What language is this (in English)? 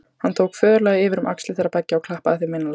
Icelandic